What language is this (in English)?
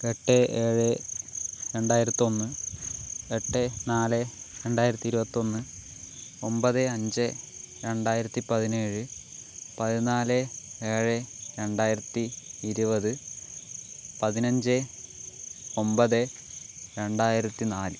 Malayalam